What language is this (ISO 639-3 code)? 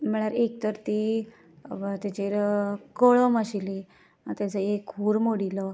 kok